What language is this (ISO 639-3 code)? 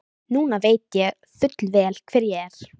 isl